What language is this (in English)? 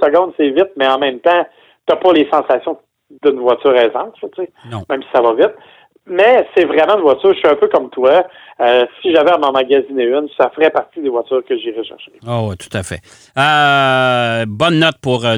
French